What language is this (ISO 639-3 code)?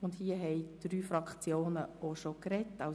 gsw